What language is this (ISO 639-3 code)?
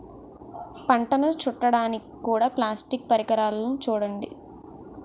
tel